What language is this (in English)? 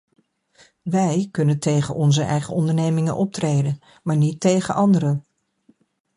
Dutch